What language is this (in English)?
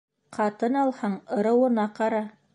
Bashkir